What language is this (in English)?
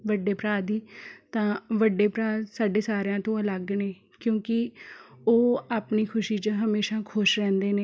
Punjabi